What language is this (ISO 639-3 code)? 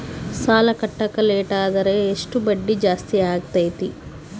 kan